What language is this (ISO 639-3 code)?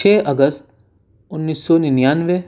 urd